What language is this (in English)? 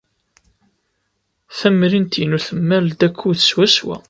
Kabyle